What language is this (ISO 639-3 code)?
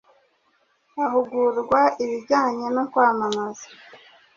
kin